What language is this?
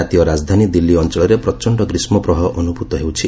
Odia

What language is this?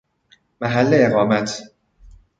Persian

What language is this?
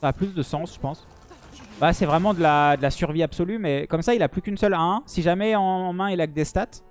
French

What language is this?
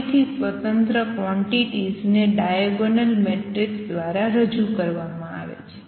Gujarati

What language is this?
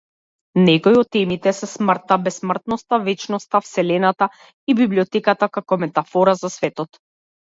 Macedonian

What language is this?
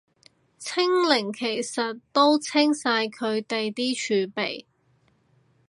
Cantonese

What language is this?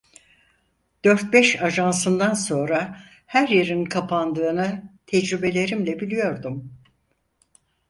Turkish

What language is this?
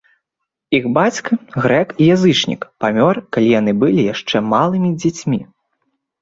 Belarusian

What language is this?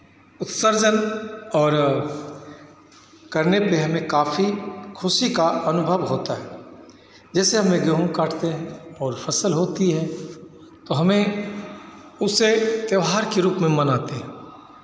Hindi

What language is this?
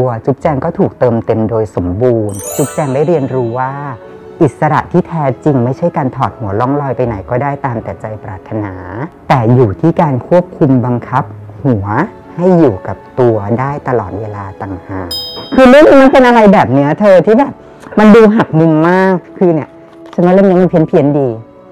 Thai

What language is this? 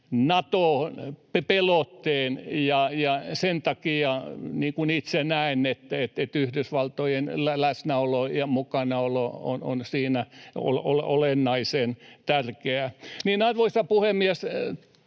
Finnish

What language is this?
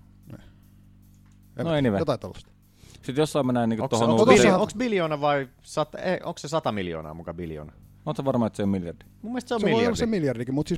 Finnish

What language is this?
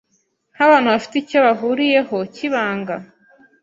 Kinyarwanda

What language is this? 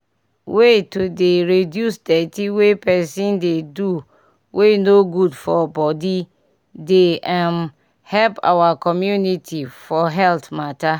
Nigerian Pidgin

